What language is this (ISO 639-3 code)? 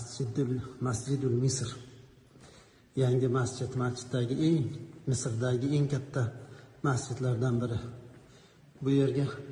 ara